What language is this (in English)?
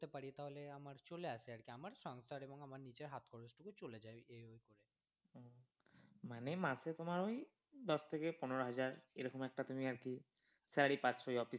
Bangla